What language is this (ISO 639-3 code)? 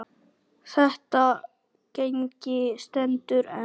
isl